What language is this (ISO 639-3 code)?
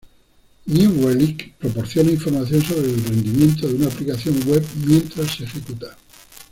spa